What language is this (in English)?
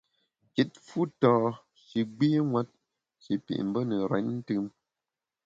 Bamun